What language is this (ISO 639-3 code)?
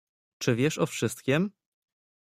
pol